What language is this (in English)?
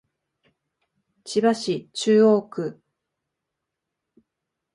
Japanese